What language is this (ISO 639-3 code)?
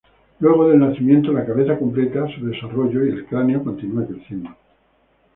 spa